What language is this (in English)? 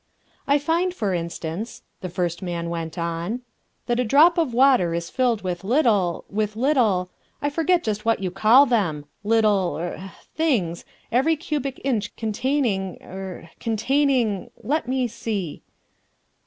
English